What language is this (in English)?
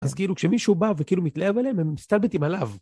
Hebrew